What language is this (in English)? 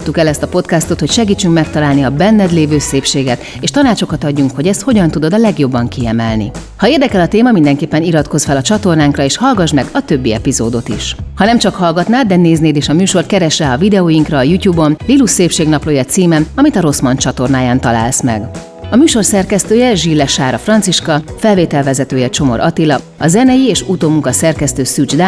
Hungarian